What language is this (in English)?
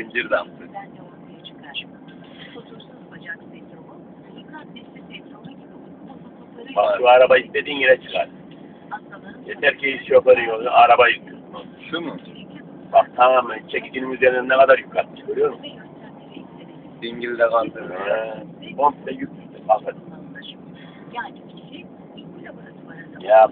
Turkish